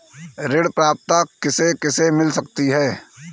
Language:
Hindi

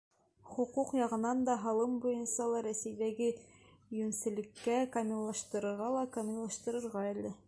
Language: Bashkir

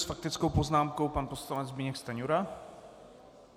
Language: Czech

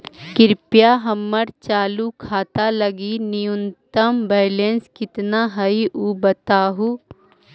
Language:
Magahi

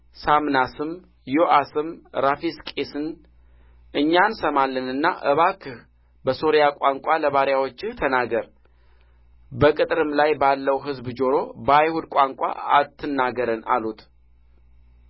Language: Amharic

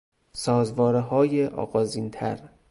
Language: Persian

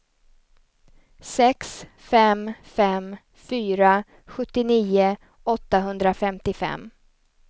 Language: Swedish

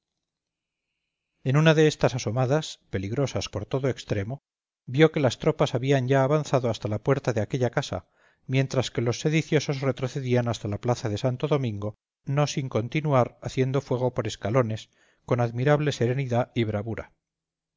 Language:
Spanish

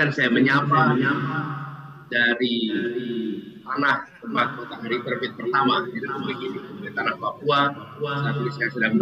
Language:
Indonesian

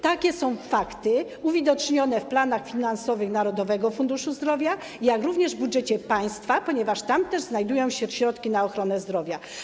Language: Polish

